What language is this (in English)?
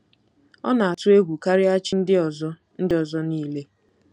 Igbo